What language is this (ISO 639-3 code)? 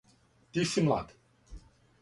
srp